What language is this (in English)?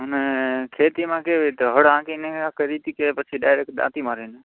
Gujarati